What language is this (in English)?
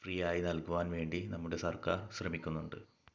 Malayalam